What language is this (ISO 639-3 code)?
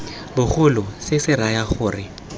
tsn